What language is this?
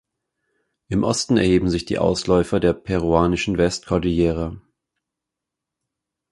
German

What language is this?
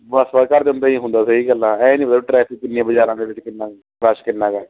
Punjabi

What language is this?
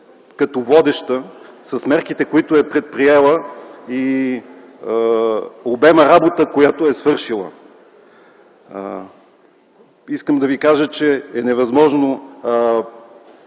Bulgarian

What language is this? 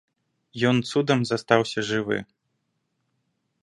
Belarusian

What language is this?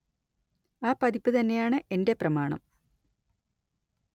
Malayalam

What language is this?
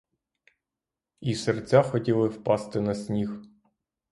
Ukrainian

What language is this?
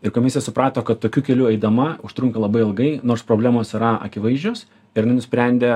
Lithuanian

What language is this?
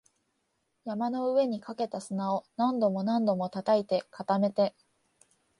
Japanese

